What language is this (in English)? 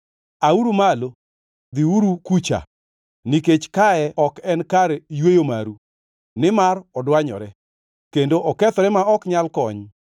Luo (Kenya and Tanzania)